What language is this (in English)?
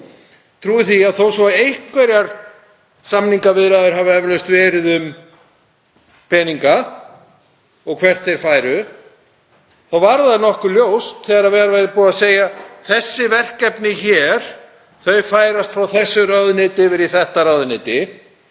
Icelandic